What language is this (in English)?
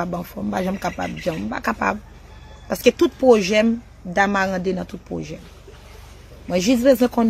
French